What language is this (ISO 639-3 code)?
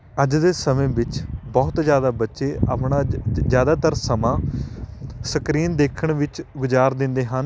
pan